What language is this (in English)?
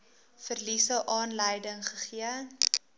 Afrikaans